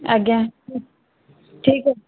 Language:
Odia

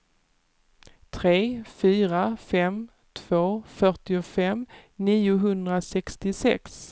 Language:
Swedish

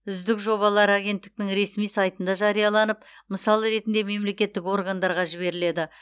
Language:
Kazakh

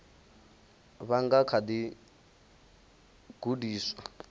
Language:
Venda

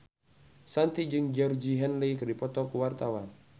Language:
Sundanese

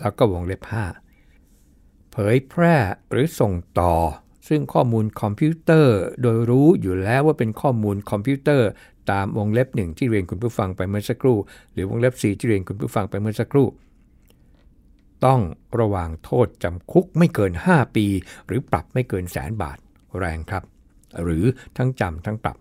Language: Thai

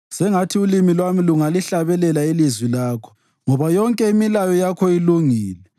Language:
North Ndebele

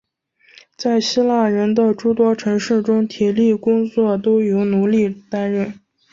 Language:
Chinese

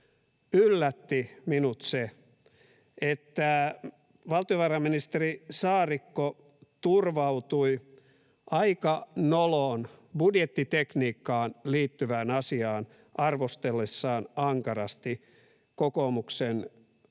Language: Finnish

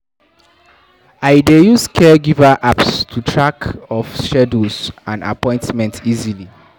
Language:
Nigerian Pidgin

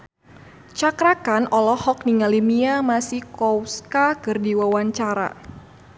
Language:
Sundanese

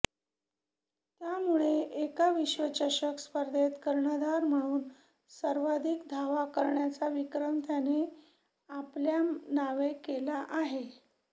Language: Marathi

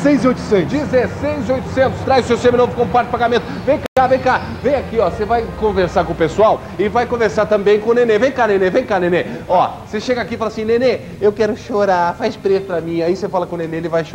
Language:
Portuguese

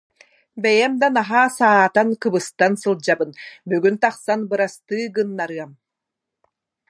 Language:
Yakut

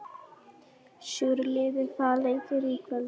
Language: Icelandic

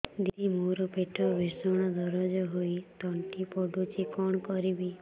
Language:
Odia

